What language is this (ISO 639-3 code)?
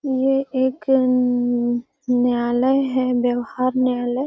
mag